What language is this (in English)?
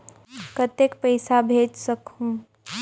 Chhattisgarhi